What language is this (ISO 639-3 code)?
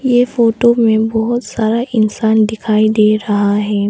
hin